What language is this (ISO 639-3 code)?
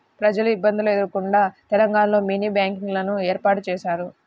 tel